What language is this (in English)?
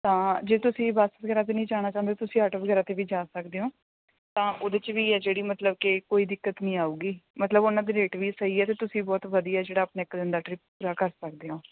Punjabi